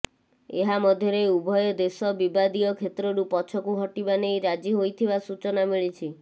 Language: Odia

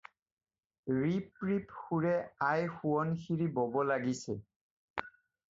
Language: Assamese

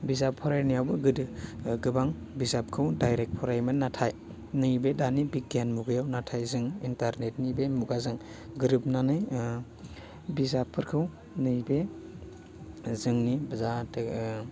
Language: Bodo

